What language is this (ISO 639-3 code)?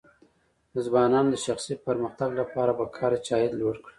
pus